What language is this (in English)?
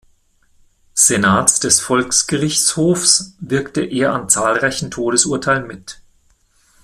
German